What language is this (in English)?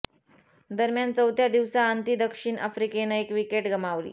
Marathi